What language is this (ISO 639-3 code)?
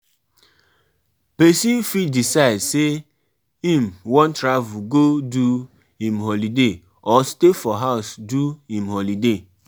pcm